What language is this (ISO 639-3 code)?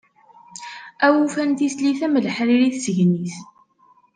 kab